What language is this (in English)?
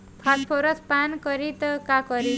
Bhojpuri